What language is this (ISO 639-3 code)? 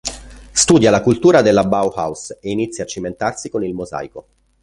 ita